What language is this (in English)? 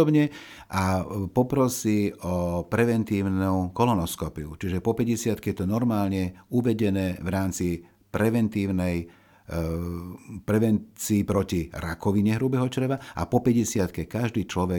Slovak